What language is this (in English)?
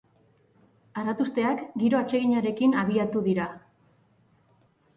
Basque